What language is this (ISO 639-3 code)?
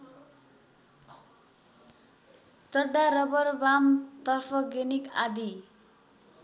nep